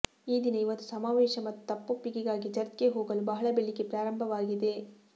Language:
Kannada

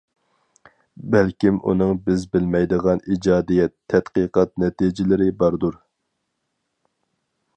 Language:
Uyghur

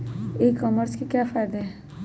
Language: Magahi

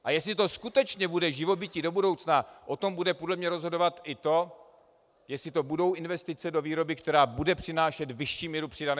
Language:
Czech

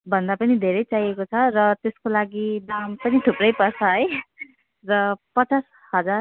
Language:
Nepali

